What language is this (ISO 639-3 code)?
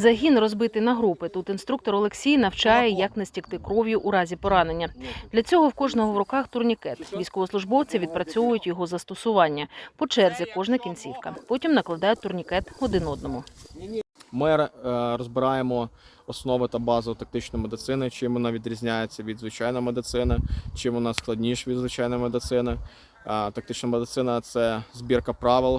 ukr